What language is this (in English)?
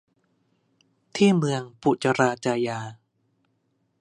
Thai